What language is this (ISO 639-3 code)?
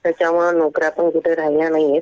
mar